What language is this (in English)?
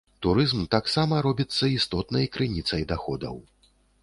Belarusian